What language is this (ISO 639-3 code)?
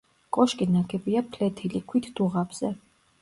kat